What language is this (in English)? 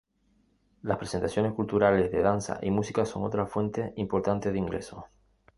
Spanish